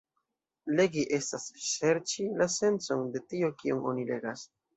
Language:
Esperanto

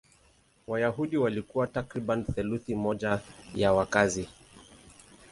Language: Swahili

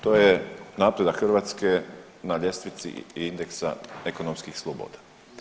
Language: Croatian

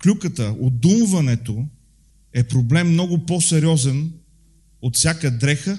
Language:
Bulgarian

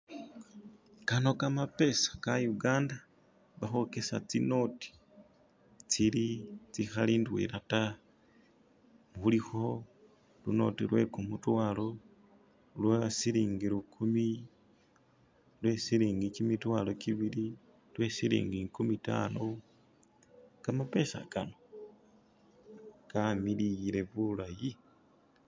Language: Masaaba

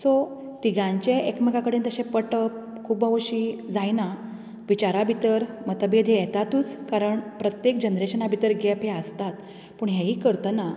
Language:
Konkani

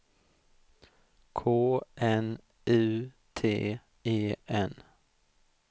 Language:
Swedish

